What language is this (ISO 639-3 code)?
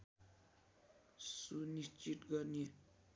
nep